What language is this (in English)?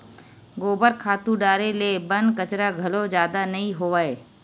Chhattisgarhi